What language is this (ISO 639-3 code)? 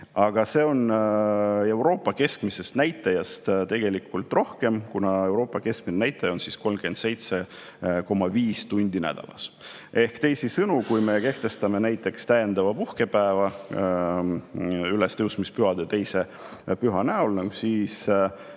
est